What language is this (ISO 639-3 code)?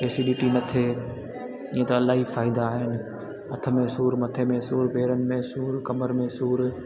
snd